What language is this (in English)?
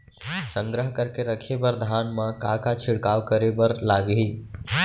Chhattisgarhi